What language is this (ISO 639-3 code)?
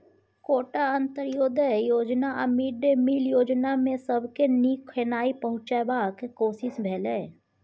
mai